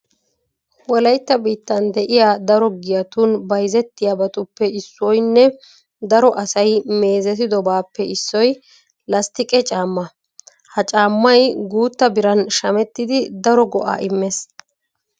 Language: Wolaytta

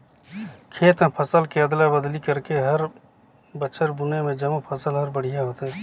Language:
Chhattisgarhi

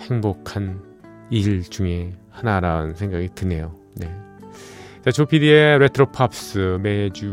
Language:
Korean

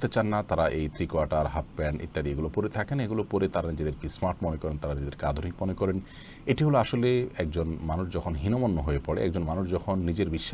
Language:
Bangla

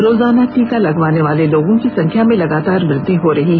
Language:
Hindi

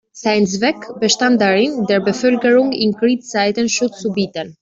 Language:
German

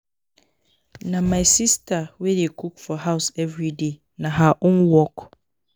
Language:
Nigerian Pidgin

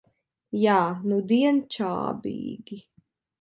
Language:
Latvian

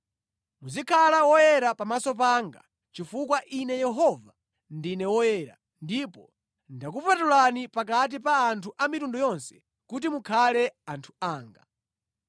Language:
Nyanja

